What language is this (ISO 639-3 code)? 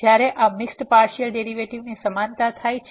guj